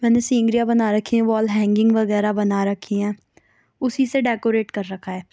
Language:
Urdu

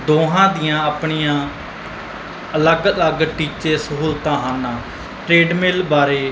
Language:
Punjabi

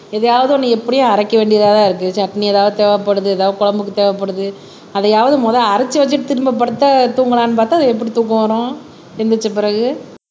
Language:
Tamil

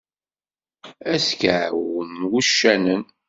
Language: Kabyle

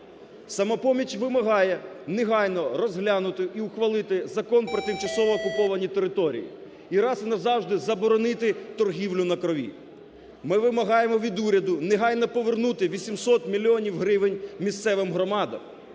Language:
Ukrainian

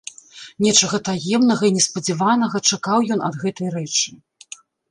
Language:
Belarusian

